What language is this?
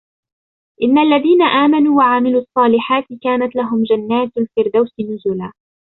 Arabic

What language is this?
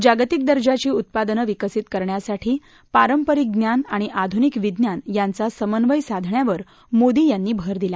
Marathi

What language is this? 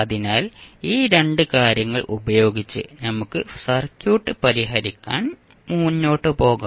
Malayalam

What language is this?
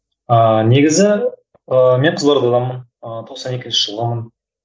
Kazakh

